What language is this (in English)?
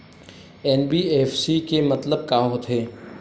Chhattisgarhi